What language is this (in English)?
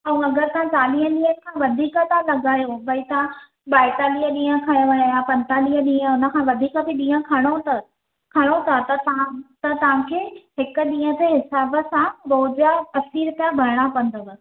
Sindhi